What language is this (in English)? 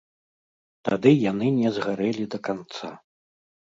Belarusian